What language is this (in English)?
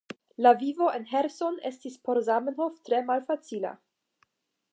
Esperanto